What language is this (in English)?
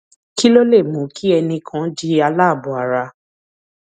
Yoruba